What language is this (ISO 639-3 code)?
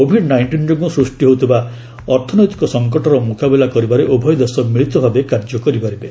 ori